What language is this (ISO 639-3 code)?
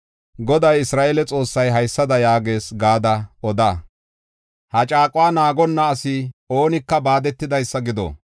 gof